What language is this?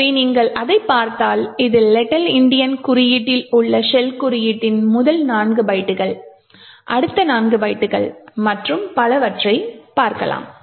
Tamil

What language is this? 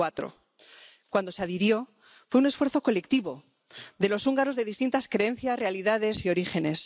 Spanish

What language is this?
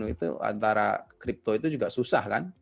Indonesian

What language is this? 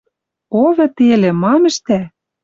Western Mari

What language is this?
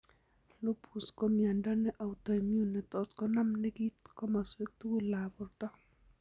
Kalenjin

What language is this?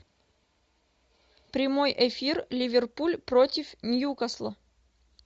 Russian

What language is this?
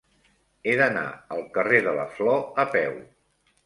Catalan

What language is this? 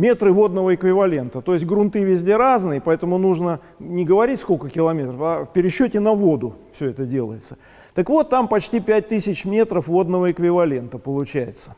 Russian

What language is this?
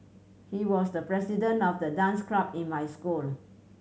English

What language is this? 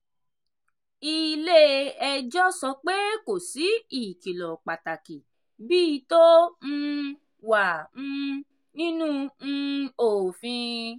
Yoruba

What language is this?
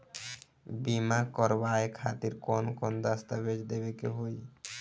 Bhojpuri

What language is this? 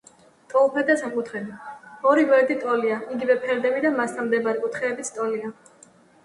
Georgian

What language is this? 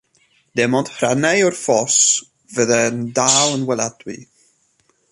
Welsh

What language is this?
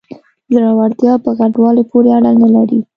Pashto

